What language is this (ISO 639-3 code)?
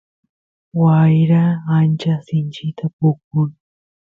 qus